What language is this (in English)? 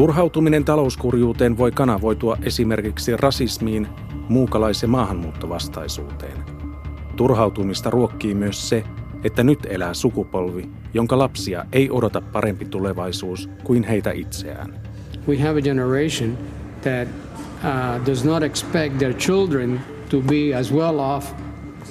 Finnish